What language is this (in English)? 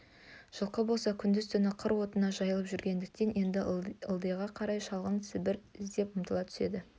Kazakh